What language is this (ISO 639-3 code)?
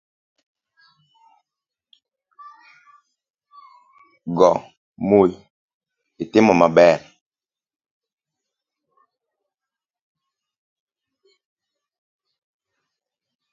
luo